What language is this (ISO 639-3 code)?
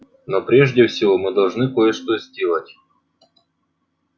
rus